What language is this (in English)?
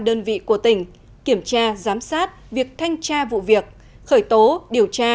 Vietnamese